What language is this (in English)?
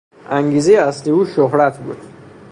Persian